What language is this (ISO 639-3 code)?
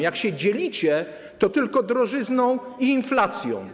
pol